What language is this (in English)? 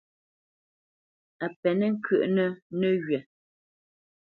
Bamenyam